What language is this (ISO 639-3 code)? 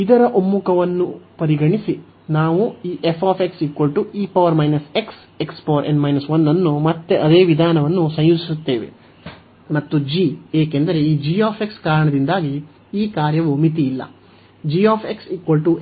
kan